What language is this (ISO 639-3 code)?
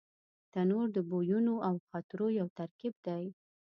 pus